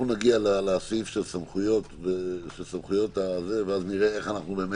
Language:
Hebrew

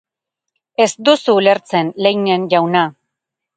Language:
Basque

